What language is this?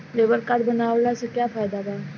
Bhojpuri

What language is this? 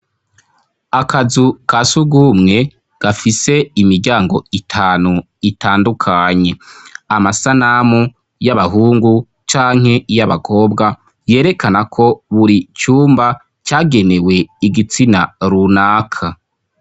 Rundi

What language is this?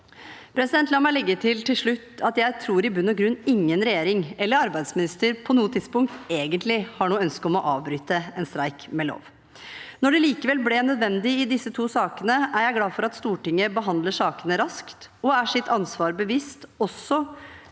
Norwegian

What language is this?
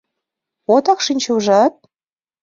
Mari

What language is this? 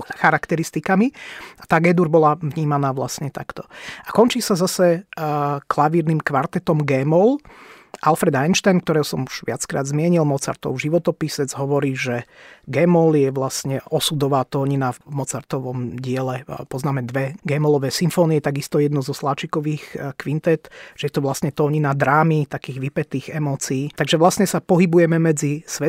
Slovak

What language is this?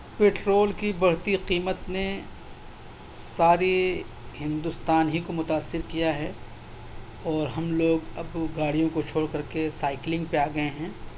Urdu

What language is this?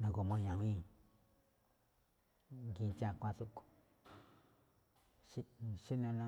Malinaltepec Me'phaa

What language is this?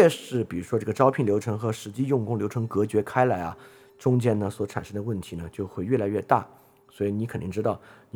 Chinese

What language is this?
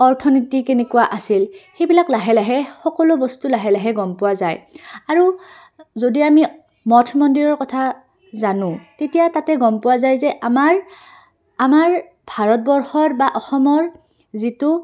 Assamese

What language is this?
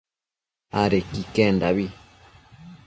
Matsés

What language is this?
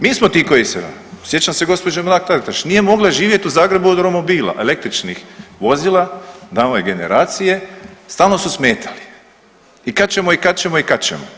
Croatian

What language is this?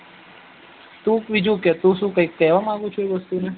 Gujarati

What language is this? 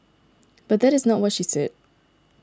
English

